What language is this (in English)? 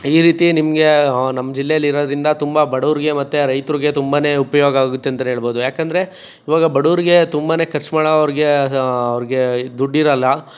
Kannada